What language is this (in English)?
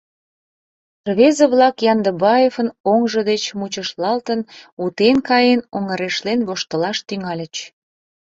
Mari